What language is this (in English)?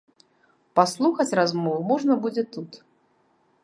Belarusian